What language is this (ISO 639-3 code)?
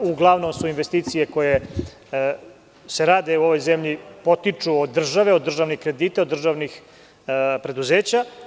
srp